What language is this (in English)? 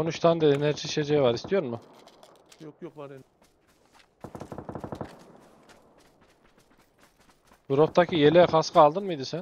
Turkish